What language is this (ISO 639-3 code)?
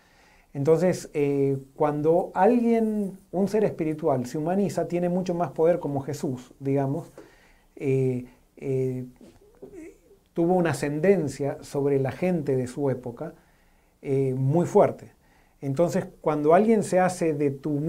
spa